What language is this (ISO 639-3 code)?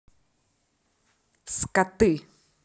rus